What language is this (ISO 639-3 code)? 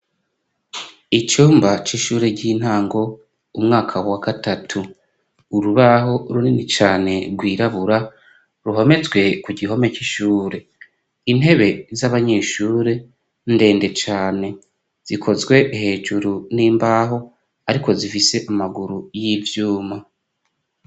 run